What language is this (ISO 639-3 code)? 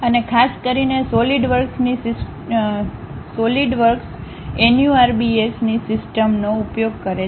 guj